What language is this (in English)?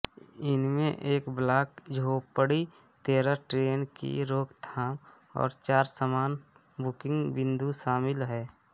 Hindi